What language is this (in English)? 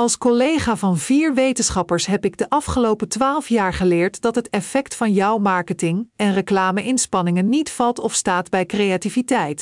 Dutch